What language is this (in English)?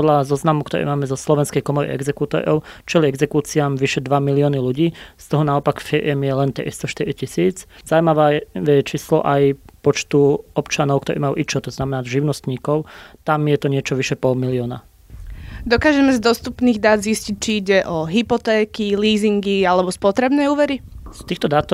Slovak